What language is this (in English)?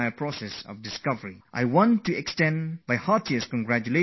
English